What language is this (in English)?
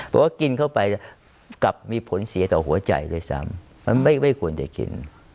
Thai